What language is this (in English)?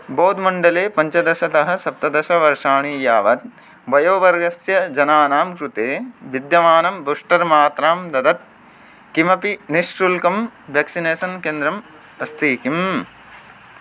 Sanskrit